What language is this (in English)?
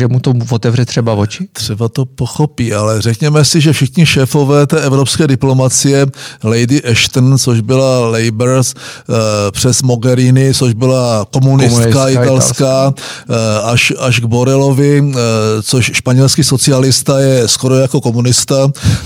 Czech